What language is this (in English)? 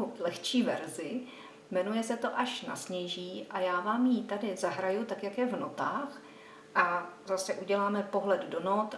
Czech